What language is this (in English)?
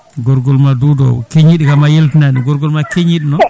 Fula